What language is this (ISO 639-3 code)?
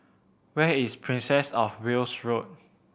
eng